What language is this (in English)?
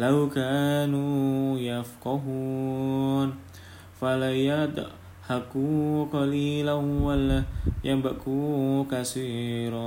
Indonesian